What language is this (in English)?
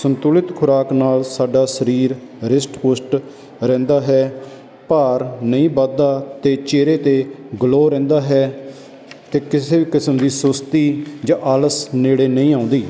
Punjabi